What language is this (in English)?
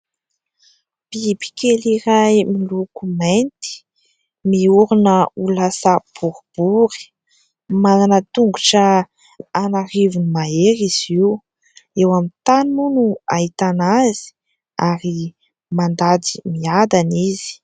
Malagasy